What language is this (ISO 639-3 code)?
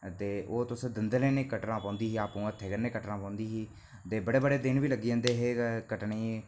doi